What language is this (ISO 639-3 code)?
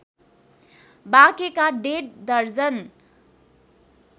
nep